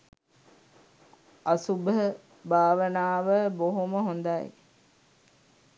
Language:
Sinhala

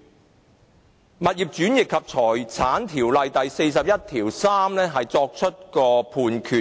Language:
Cantonese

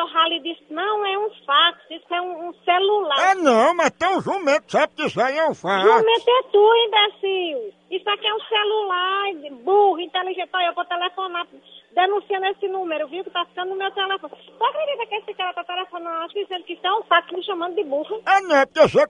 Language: Portuguese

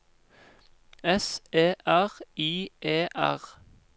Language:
Norwegian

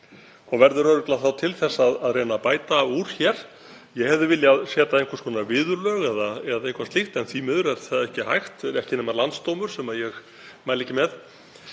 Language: Icelandic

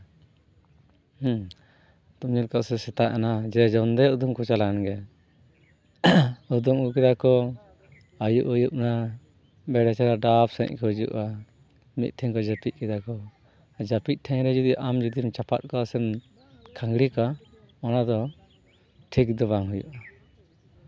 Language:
Santali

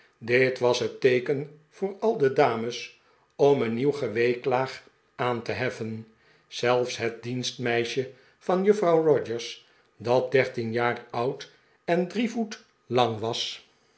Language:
Dutch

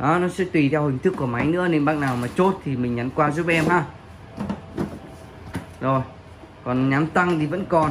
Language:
Vietnamese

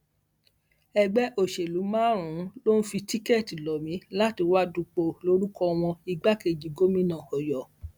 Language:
Yoruba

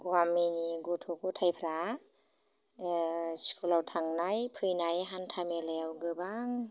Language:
Bodo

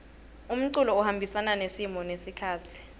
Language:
Swati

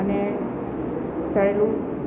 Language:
Gujarati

